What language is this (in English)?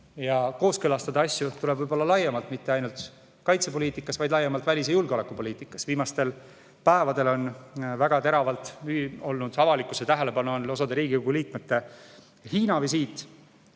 Estonian